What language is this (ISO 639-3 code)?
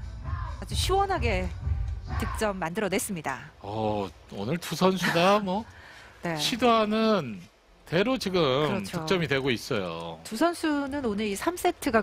kor